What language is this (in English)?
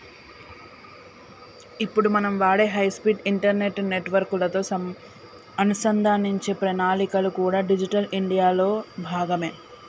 Telugu